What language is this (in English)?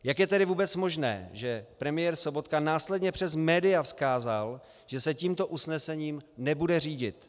Czech